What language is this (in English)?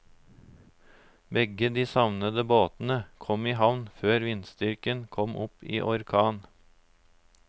Norwegian